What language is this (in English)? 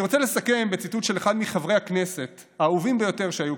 Hebrew